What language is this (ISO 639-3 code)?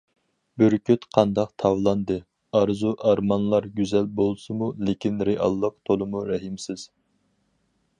uig